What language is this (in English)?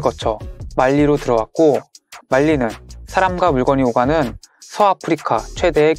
Korean